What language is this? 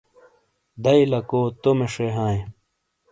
Shina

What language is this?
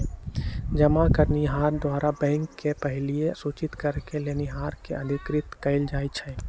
Magahi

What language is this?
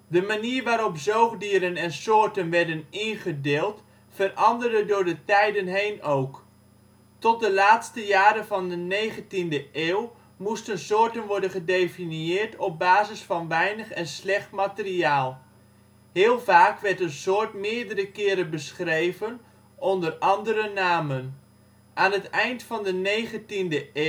Dutch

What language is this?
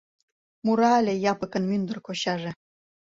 Mari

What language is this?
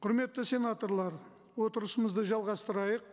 Kazakh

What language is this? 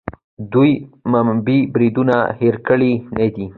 Pashto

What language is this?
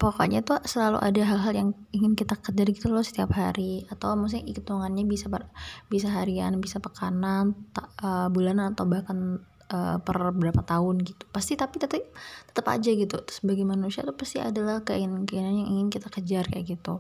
Indonesian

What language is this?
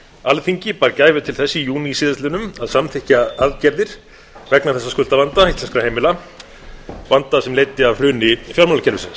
Icelandic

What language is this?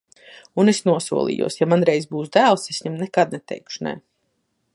Latvian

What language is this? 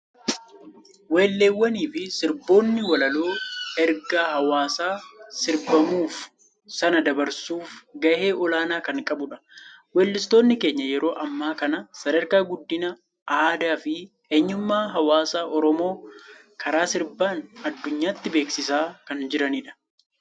Oromo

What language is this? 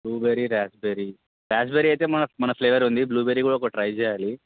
Telugu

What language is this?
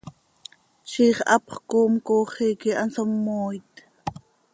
Seri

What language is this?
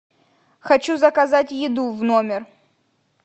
Russian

